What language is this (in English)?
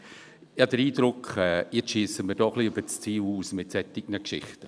Swiss German